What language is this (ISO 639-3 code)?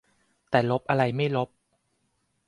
tha